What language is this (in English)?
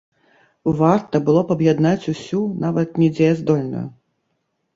Belarusian